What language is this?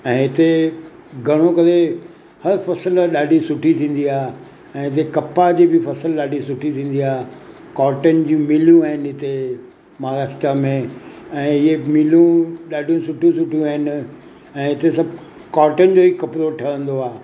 Sindhi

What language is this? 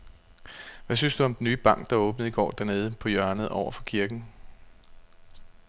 Danish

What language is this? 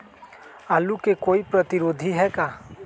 Magahi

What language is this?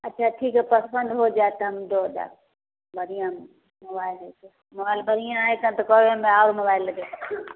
Maithili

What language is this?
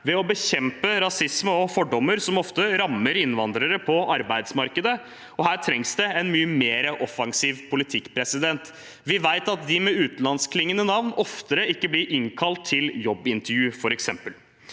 Norwegian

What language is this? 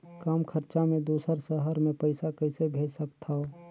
Chhattisgarhi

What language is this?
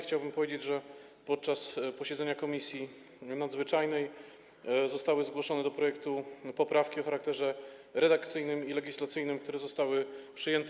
Polish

